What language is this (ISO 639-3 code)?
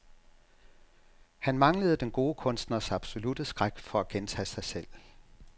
dan